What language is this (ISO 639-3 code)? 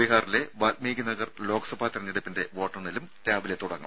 mal